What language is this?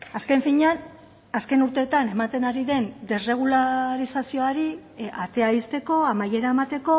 Basque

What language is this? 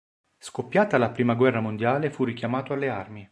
Italian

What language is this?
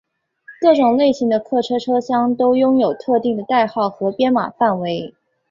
Chinese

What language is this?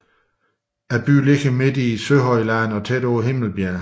Danish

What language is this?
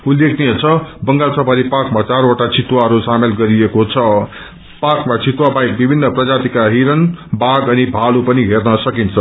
Nepali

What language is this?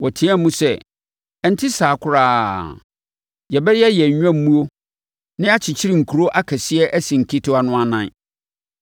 Akan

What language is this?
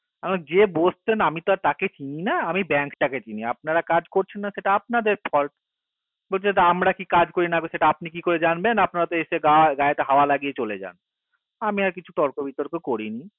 Bangla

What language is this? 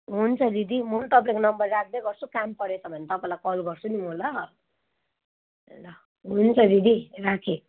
Nepali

